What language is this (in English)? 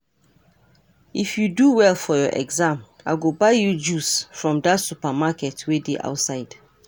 Nigerian Pidgin